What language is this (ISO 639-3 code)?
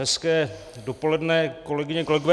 ces